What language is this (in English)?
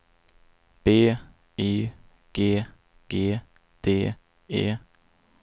Swedish